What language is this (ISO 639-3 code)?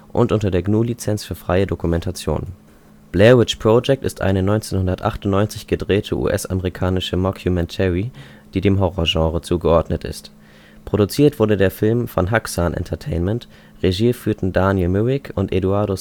deu